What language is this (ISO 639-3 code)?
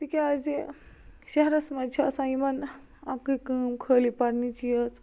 kas